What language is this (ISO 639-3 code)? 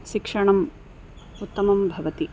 san